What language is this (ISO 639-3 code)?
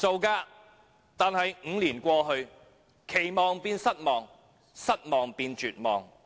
yue